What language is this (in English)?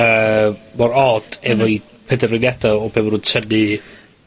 Welsh